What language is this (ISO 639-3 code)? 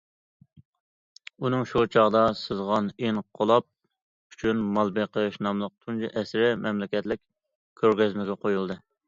uig